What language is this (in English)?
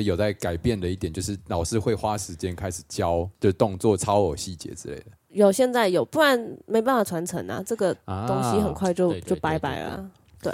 Chinese